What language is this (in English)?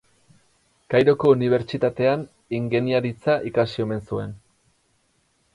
Basque